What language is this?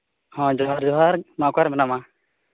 Santali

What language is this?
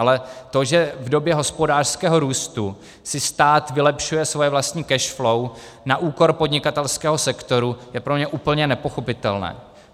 Czech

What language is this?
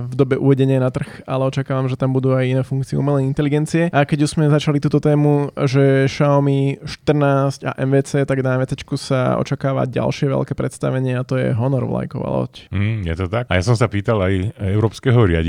Slovak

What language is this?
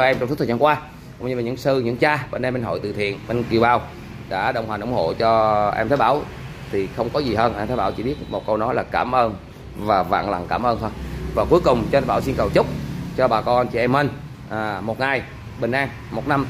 Vietnamese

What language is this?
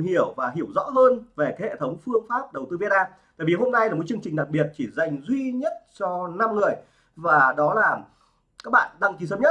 Vietnamese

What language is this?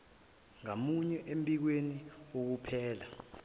Zulu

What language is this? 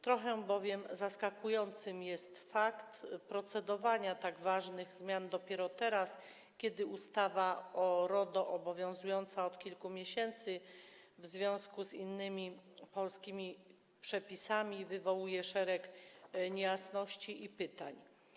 Polish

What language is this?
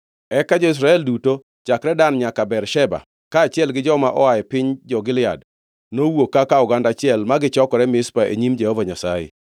Luo (Kenya and Tanzania)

